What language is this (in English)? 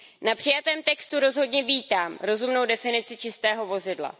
Czech